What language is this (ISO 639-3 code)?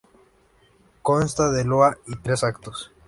spa